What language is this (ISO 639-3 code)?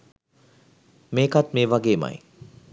sin